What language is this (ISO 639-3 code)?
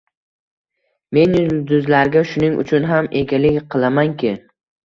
uzb